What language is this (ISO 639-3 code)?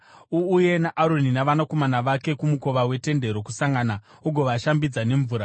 sna